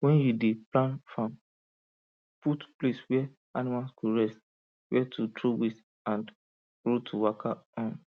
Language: Nigerian Pidgin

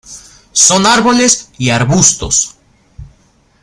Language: Spanish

